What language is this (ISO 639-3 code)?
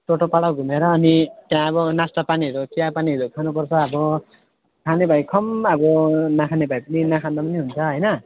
nep